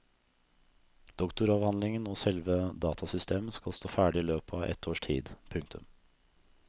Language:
Norwegian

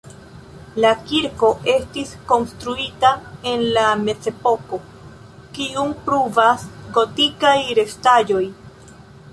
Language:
Esperanto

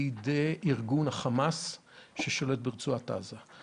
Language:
Hebrew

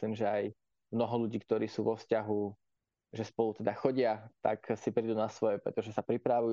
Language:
Slovak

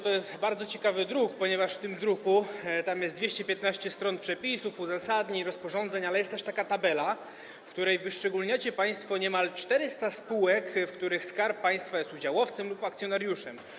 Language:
Polish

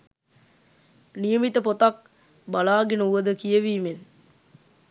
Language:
Sinhala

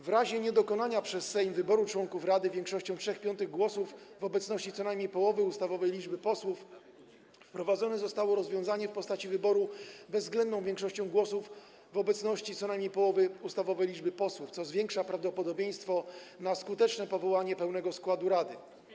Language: Polish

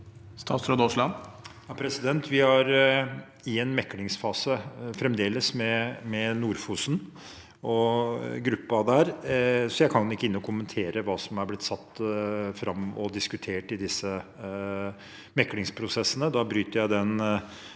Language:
Norwegian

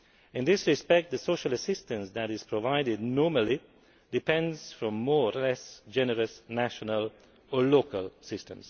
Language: English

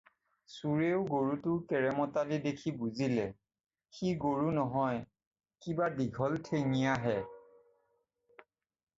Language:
Assamese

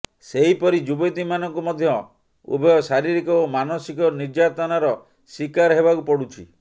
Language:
Odia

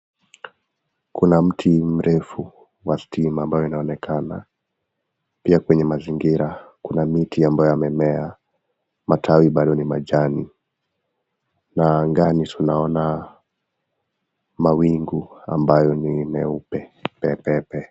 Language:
Swahili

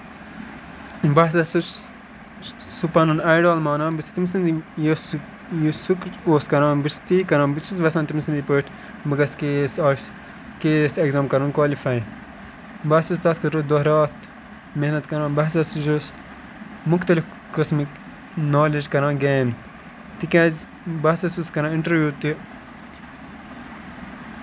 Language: Kashmiri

